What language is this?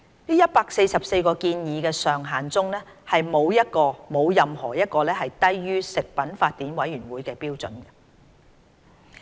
Cantonese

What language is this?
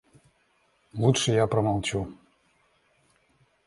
Russian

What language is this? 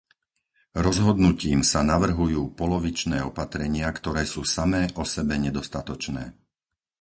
Slovak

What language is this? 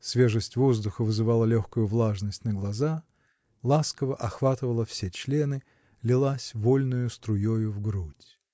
Russian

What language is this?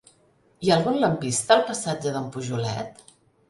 Catalan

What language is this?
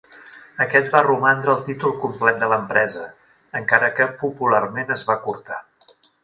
Catalan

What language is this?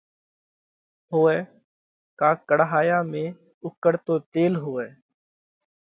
Parkari Koli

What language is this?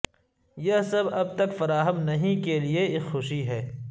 Urdu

